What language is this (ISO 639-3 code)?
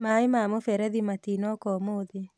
kik